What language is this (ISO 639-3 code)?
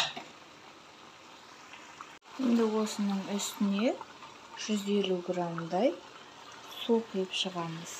tur